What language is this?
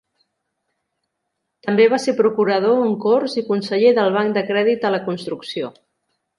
Catalan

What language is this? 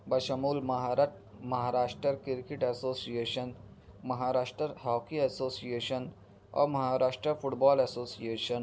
Urdu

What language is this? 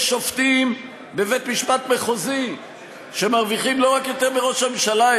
Hebrew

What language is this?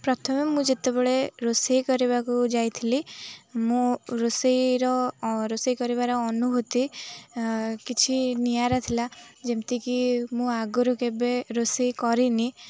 Odia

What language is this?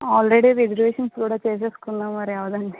Telugu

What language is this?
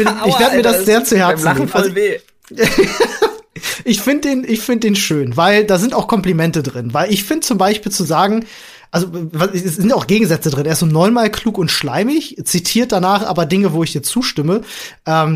German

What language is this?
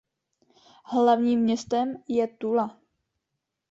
Czech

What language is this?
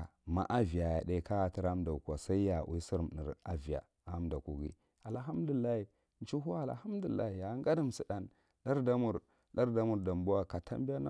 Marghi Central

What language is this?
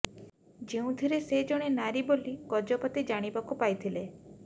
Odia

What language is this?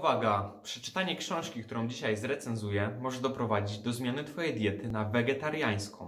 Polish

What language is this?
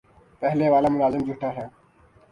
Urdu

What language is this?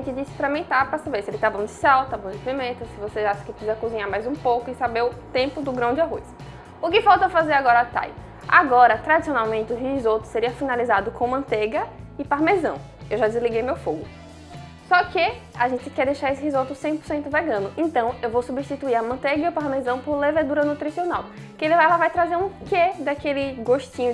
Portuguese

